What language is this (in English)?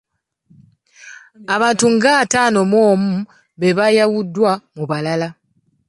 Ganda